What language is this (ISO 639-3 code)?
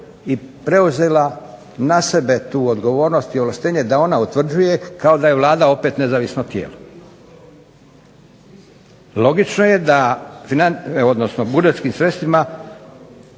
hrv